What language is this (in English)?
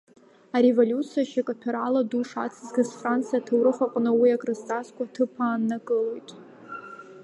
Abkhazian